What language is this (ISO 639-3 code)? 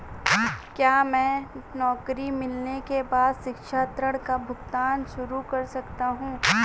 hin